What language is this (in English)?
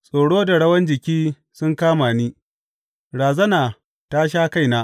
Hausa